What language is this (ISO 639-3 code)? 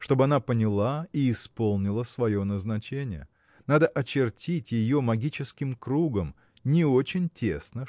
rus